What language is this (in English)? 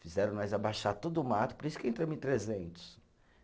Portuguese